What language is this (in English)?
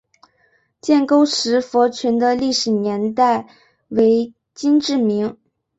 Chinese